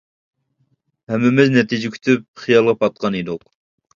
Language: Uyghur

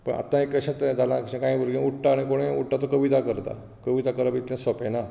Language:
Konkani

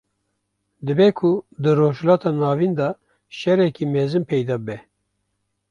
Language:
Kurdish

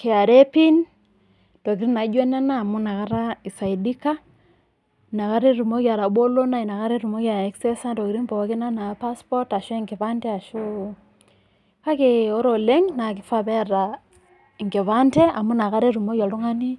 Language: Masai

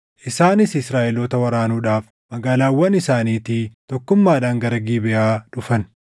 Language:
Oromo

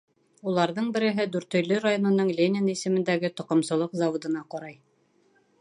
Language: Bashkir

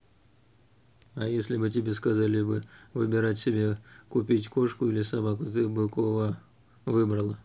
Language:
Russian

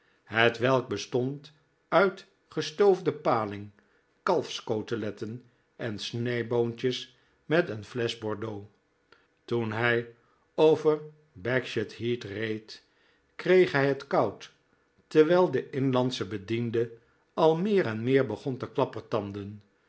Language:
Dutch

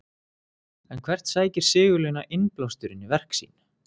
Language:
Icelandic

